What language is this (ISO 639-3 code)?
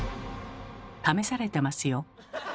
jpn